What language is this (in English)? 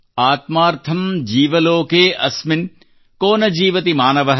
Kannada